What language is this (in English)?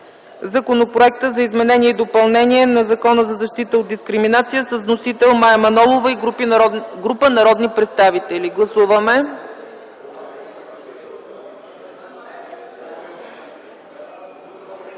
Bulgarian